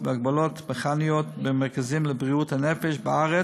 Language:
Hebrew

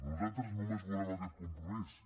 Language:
Catalan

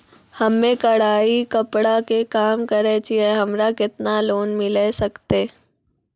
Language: Maithili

